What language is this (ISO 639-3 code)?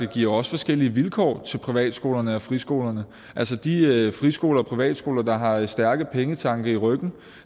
dan